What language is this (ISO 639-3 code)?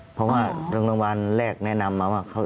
tha